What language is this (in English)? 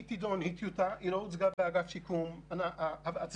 Hebrew